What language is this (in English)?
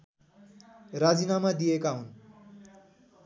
Nepali